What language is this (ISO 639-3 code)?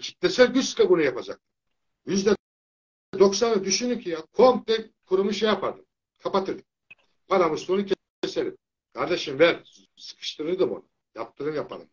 tur